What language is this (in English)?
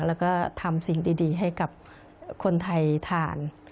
Thai